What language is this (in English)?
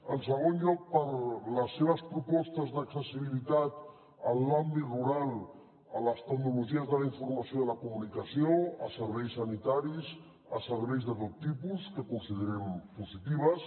Catalan